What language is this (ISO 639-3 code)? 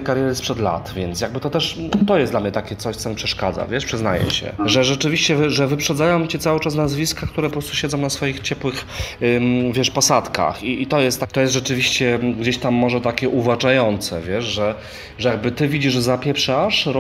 pol